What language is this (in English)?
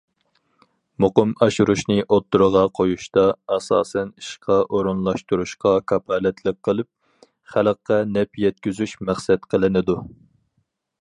Uyghur